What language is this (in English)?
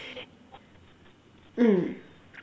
English